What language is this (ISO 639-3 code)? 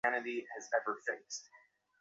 ben